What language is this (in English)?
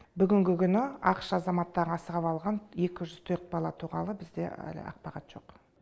Kazakh